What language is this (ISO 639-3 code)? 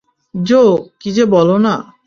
ben